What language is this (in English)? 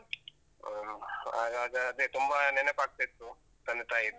Kannada